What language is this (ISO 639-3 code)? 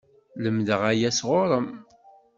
kab